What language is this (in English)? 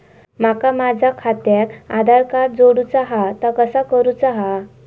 Marathi